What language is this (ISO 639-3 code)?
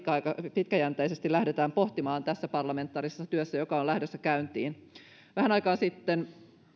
fin